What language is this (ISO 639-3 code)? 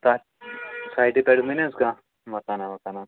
kas